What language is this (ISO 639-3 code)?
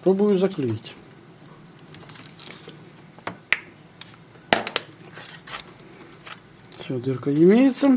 rus